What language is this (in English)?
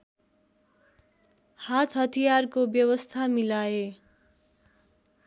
Nepali